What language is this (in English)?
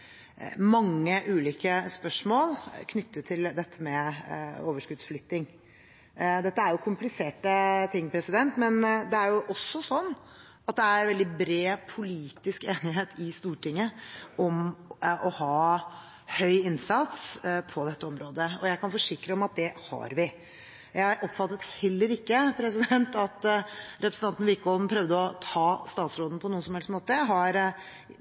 Norwegian Bokmål